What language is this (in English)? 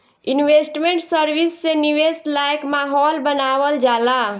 Bhojpuri